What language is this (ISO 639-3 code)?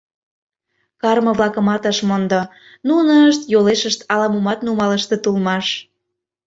chm